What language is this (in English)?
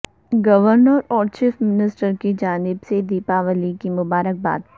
Urdu